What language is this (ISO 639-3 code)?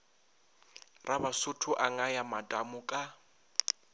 nso